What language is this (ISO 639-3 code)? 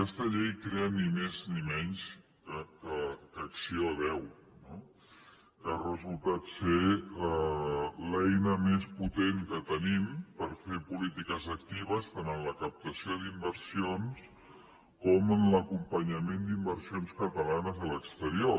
cat